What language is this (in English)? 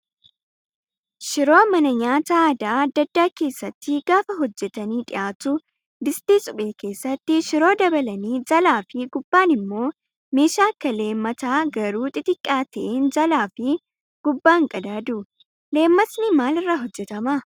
Oromo